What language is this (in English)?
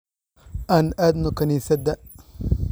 Somali